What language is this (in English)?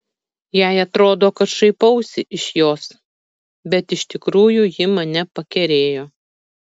Lithuanian